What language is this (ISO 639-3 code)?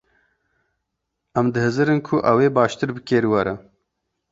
kur